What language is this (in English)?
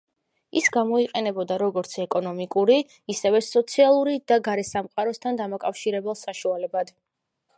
Georgian